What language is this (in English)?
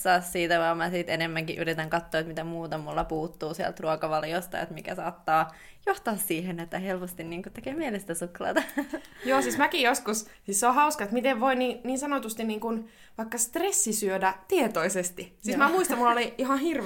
Finnish